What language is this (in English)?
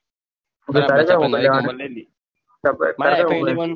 Gujarati